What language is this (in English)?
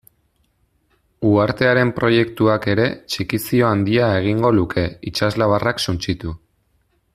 Basque